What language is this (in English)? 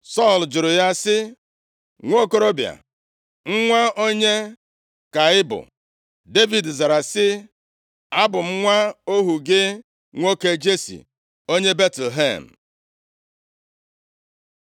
Igbo